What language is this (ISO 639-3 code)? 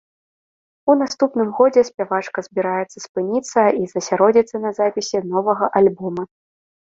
bel